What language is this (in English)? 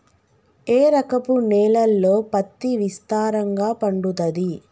Telugu